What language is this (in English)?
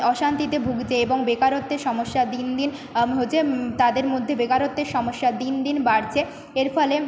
Bangla